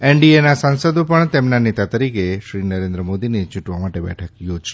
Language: Gujarati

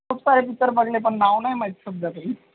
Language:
Marathi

